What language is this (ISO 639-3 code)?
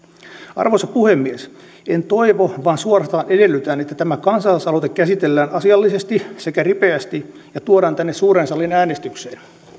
fin